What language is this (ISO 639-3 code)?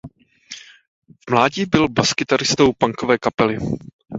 ces